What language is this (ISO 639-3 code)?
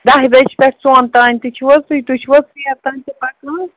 kas